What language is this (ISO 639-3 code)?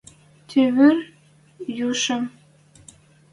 mrj